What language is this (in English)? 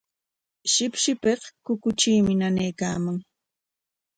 Corongo Ancash Quechua